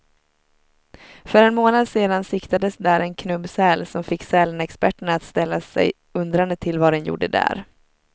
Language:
Swedish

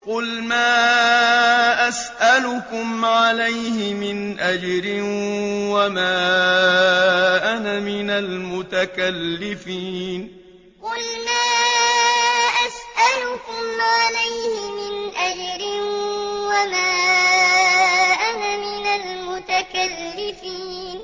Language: Arabic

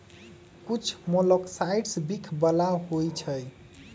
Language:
Magahi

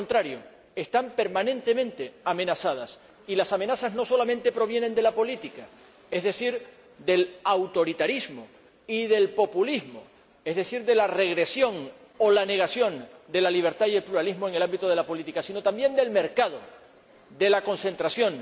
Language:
Spanish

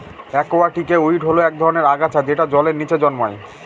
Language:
Bangla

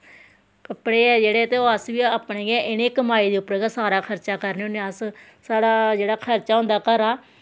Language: Dogri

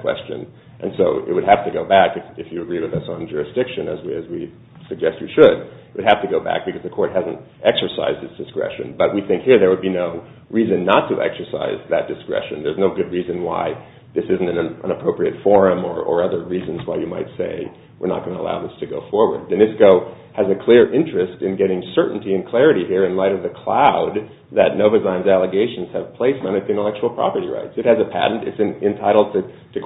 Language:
English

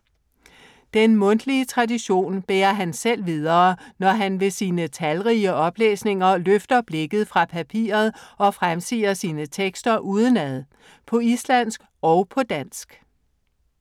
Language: Danish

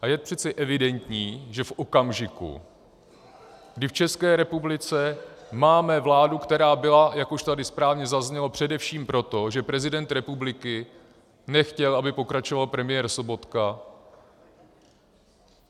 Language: Czech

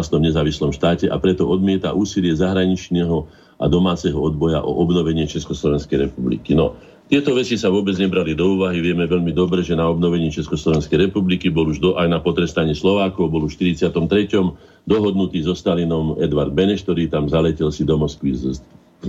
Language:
Slovak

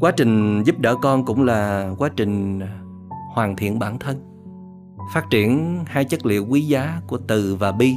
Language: Vietnamese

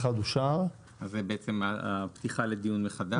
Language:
Hebrew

